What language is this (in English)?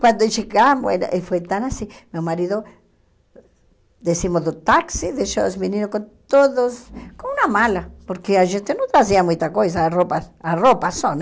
Portuguese